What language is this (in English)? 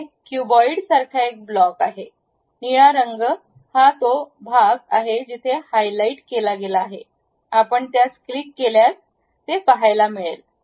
Marathi